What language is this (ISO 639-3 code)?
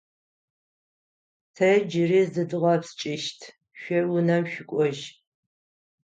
ady